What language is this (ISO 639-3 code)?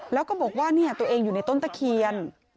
tha